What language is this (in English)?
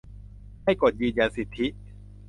Thai